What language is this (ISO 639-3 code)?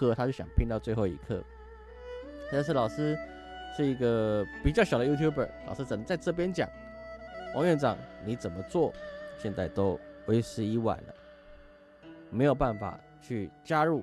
zho